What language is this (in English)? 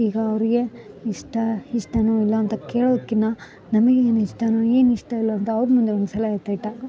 Kannada